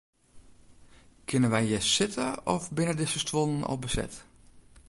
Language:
Western Frisian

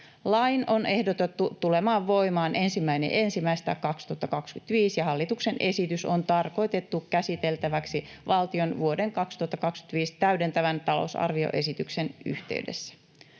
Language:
Finnish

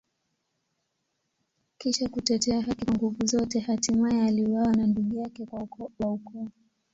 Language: Swahili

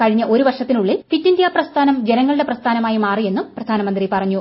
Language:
Malayalam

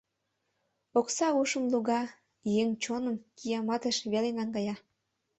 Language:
Mari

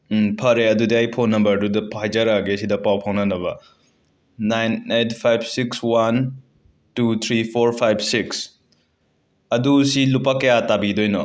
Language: Manipuri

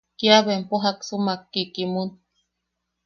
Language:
Yaqui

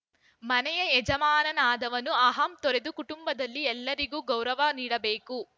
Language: Kannada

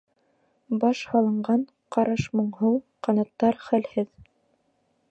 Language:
Bashkir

